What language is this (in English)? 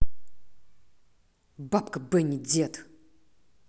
Russian